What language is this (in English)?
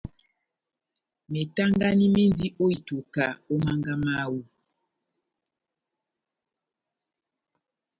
Batanga